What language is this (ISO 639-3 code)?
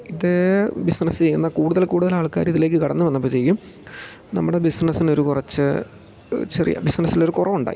mal